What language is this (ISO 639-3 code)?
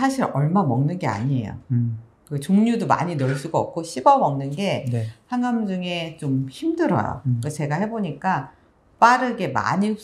kor